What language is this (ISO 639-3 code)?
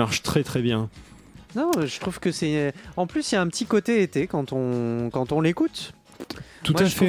fra